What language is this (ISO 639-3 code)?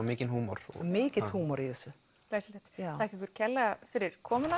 isl